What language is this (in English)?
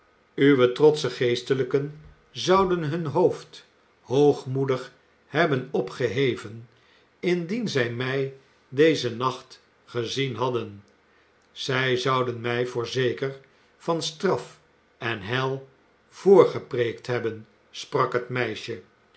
Dutch